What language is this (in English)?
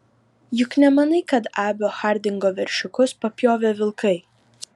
Lithuanian